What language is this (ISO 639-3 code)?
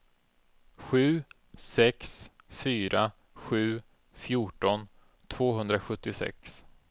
swe